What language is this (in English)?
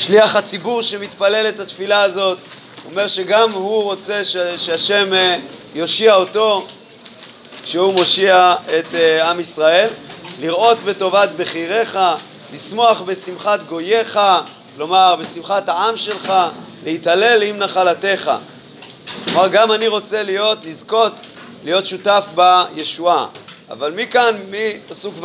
Hebrew